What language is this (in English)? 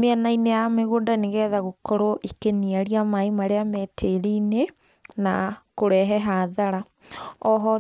Kikuyu